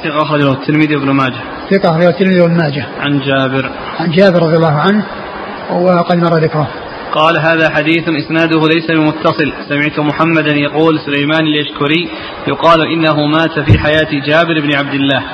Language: Arabic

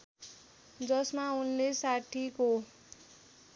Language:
Nepali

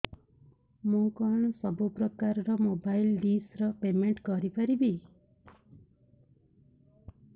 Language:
Odia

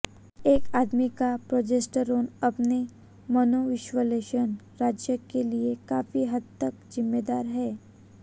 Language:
Hindi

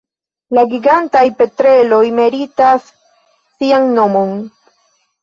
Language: Esperanto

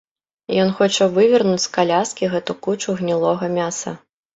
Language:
Belarusian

